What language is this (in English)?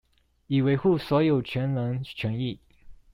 Chinese